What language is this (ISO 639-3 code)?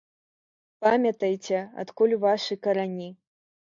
bel